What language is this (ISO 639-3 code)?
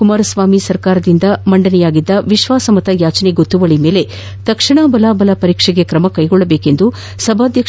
kan